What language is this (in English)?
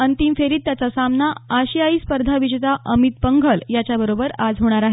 Marathi